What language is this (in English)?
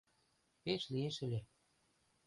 Mari